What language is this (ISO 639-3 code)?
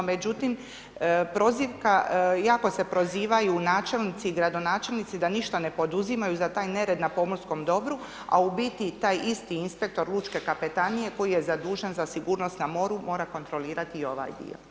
hrv